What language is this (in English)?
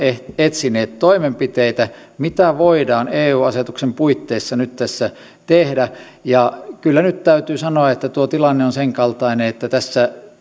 Finnish